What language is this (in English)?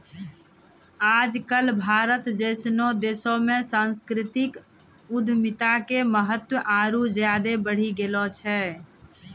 Maithili